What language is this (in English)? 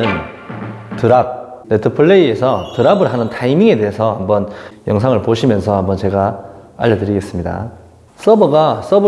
Korean